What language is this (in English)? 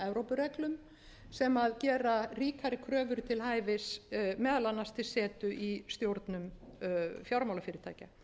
Icelandic